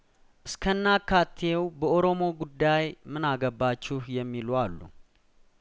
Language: Amharic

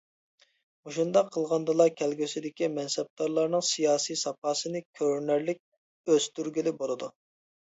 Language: Uyghur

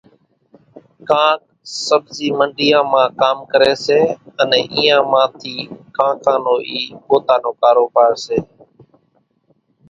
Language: Kachi Koli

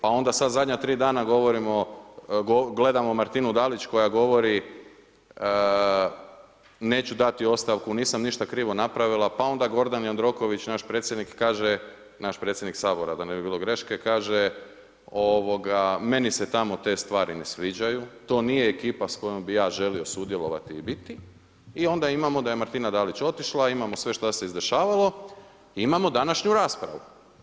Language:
Croatian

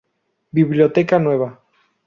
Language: Spanish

